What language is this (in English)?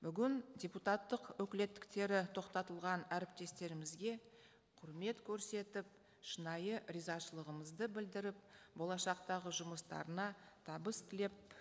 Kazakh